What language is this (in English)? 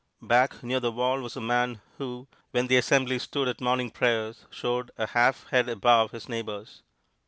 English